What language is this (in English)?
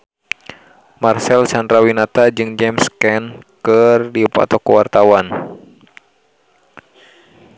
Sundanese